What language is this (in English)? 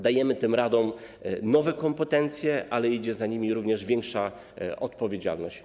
Polish